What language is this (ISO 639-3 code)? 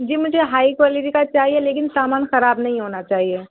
urd